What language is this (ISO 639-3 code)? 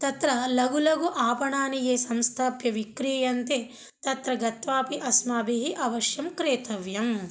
san